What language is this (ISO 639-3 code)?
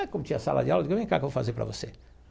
por